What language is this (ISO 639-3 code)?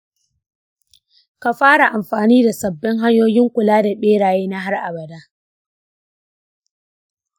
hau